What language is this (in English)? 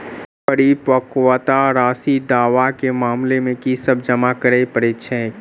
Maithili